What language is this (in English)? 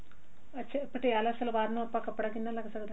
Punjabi